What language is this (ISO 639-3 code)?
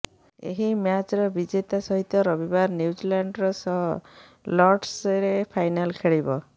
ori